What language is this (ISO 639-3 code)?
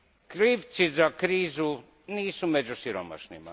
hrv